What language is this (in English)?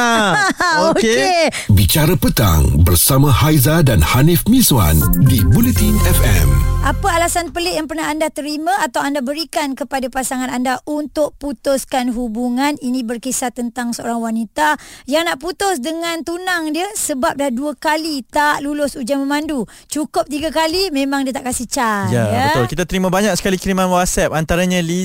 Malay